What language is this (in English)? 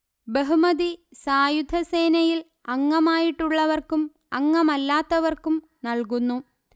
Malayalam